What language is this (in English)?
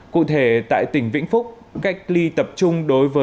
Vietnamese